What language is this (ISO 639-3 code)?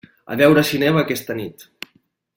cat